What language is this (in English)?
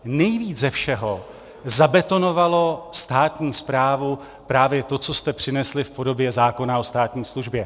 Czech